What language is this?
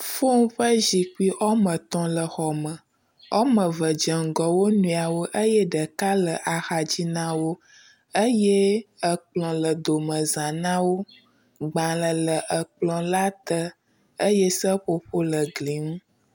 Ewe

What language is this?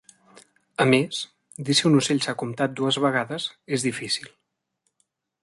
Catalan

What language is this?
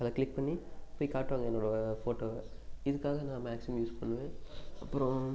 Tamil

